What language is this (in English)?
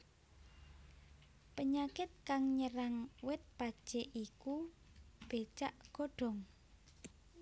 Javanese